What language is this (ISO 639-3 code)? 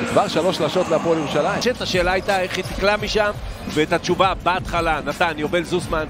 heb